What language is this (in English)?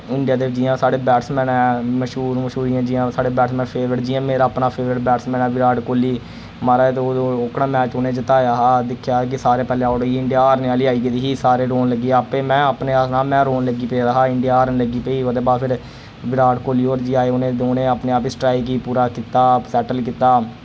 Dogri